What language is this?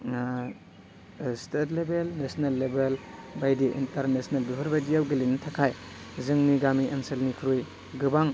Bodo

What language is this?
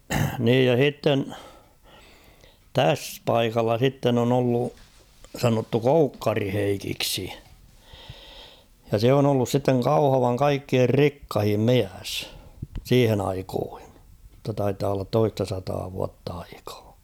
Finnish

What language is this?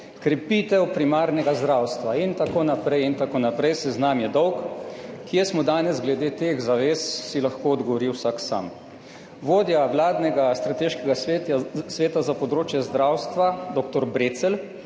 Slovenian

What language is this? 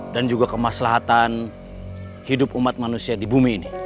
Indonesian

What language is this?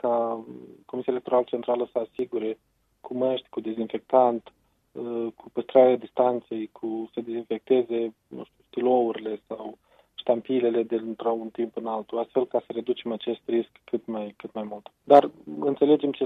Romanian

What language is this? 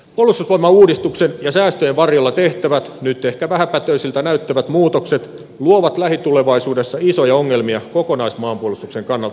Finnish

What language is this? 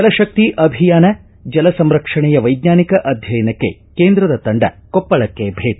Kannada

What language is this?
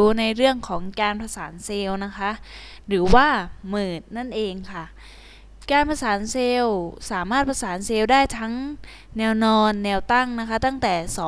Thai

